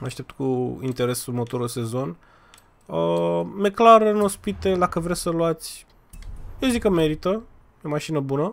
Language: Romanian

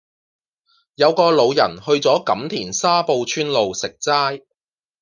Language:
Cantonese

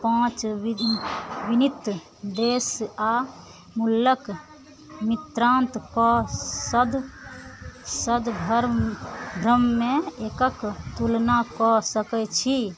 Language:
Maithili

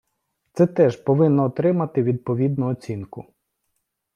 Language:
Ukrainian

